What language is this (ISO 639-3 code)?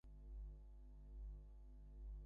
ben